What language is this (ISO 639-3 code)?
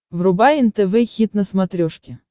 rus